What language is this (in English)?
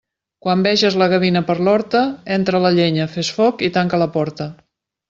Catalan